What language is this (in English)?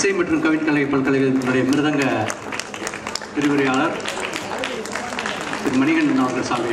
Korean